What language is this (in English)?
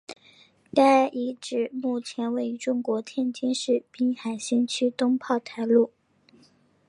Chinese